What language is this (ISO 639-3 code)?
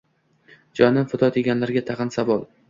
uzb